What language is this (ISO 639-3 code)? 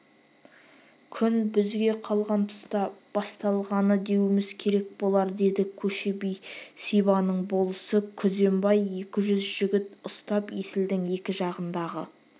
kaz